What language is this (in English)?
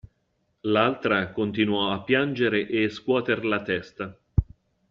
Italian